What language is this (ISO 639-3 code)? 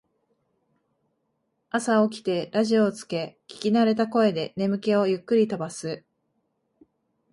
jpn